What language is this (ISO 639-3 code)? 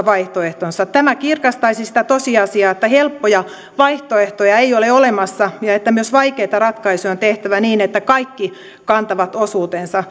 fin